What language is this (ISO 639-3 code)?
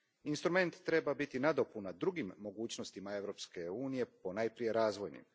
hrv